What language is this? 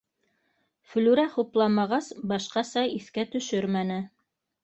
Bashkir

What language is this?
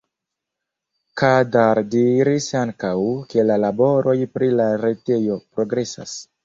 Esperanto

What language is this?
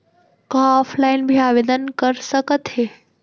Chhattisgarhi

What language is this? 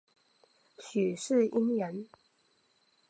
Chinese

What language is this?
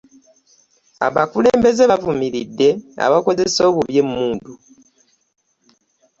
Ganda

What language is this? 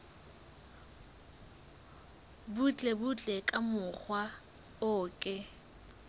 Southern Sotho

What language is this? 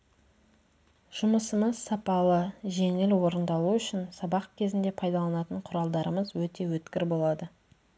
Kazakh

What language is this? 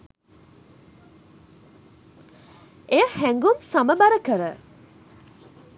Sinhala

